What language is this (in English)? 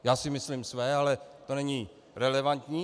Czech